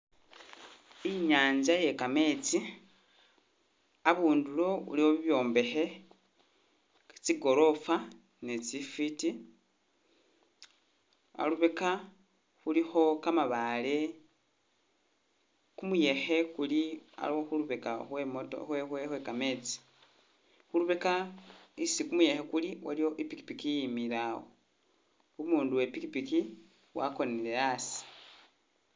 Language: Masaaba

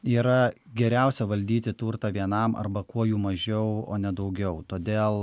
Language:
Lithuanian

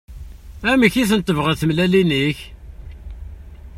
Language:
Kabyle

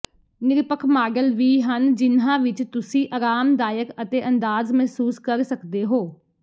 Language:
Punjabi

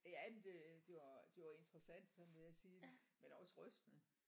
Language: Danish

